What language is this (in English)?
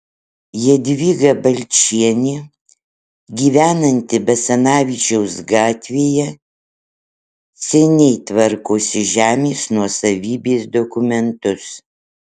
Lithuanian